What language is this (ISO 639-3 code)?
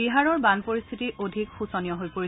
asm